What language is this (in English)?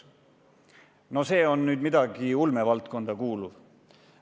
Estonian